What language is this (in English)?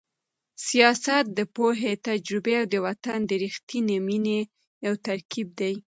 Pashto